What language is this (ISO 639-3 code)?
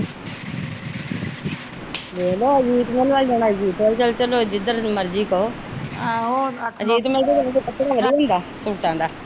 pan